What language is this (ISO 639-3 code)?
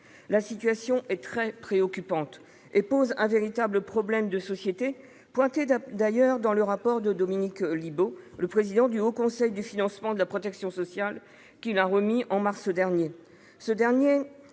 fra